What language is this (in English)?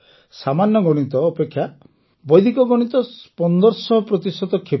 Odia